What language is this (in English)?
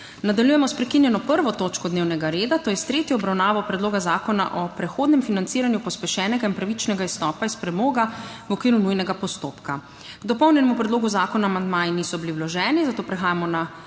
Slovenian